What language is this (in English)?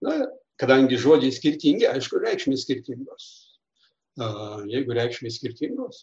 Lithuanian